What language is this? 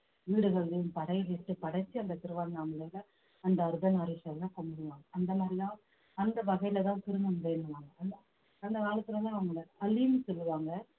Tamil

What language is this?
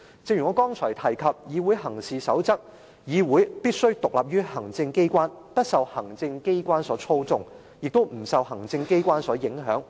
Cantonese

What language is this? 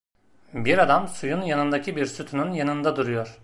Turkish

